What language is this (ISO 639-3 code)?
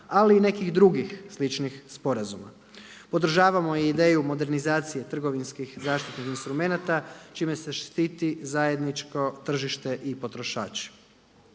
hrv